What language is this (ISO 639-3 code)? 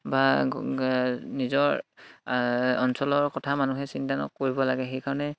asm